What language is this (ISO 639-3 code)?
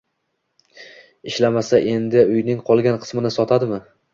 uzb